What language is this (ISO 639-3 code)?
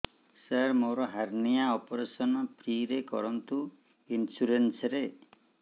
ori